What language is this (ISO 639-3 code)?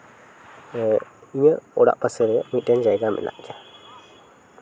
sat